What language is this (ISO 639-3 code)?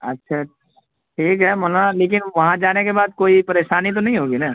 urd